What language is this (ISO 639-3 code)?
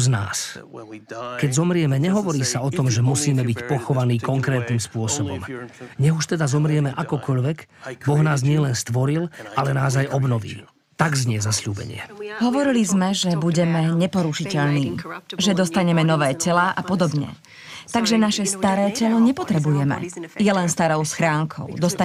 slk